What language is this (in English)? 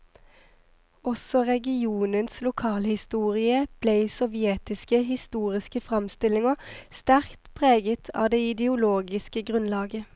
Norwegian